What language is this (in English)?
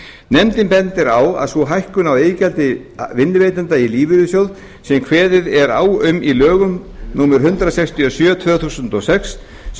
Icelandic